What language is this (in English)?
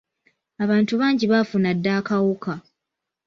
Ganda